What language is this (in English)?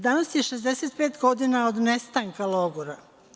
Serbian